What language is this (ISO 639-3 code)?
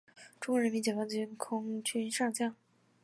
zho